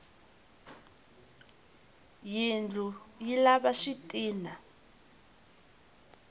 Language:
Tsonga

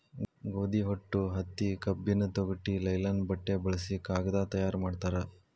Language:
Kannada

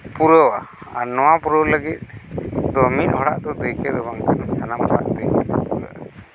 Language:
Santali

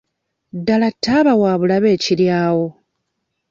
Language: Ganda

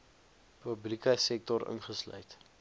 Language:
Afrikaans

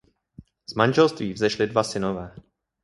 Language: Czech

